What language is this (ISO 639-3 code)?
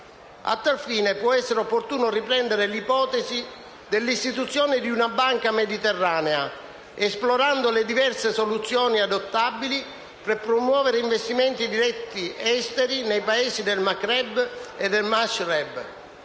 ita